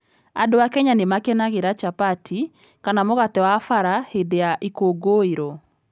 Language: Kikuyu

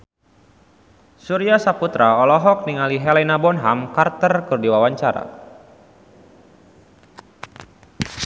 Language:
Sundanese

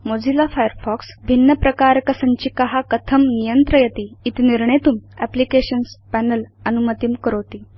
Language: Sanskrit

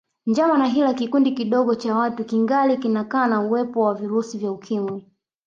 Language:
Swahili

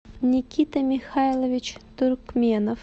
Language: Russian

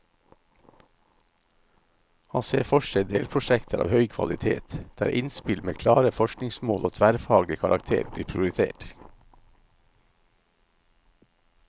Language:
Norwegian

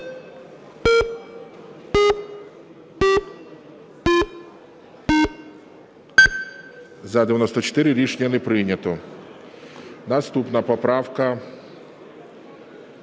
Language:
Ukrainian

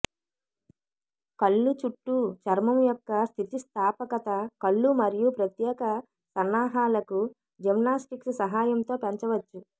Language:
Telugu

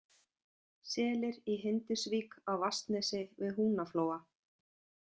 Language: Icelandic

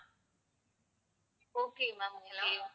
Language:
Tamil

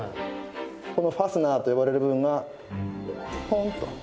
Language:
Japanese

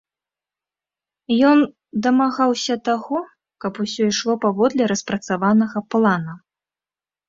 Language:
Belarusian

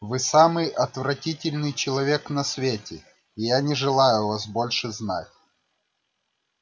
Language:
Russian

